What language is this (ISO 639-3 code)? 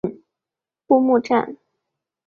zho